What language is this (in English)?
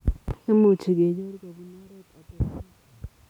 Kalenjin